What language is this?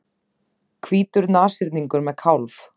Icelandic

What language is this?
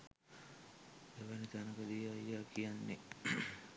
Sinhala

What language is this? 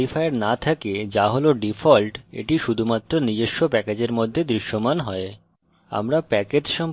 Bangla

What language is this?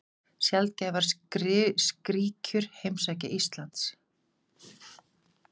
Icelandic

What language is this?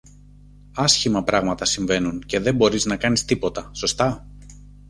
Greek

